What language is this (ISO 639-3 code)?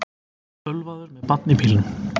isl